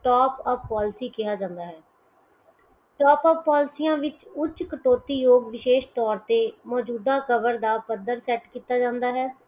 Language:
Punjabi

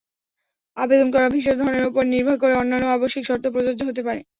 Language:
Bangla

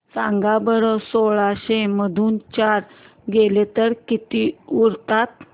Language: Marathi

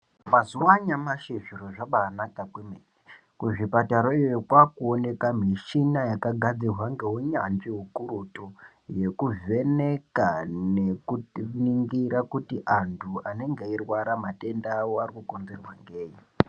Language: Ndau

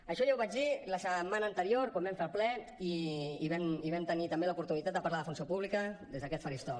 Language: Catalan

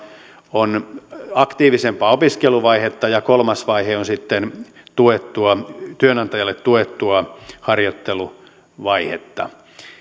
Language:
Finnish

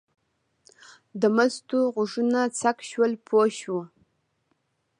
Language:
Pashto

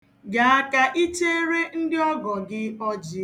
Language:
Igbo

